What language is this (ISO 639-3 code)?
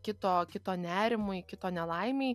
lit